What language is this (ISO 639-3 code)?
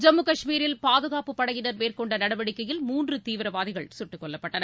tam